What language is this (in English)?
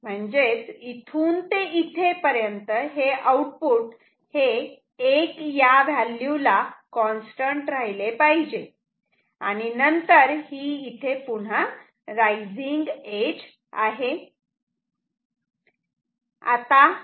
Marathi